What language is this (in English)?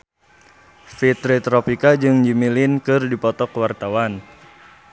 Sundanese